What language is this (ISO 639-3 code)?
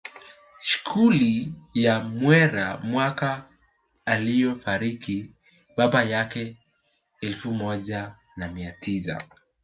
swa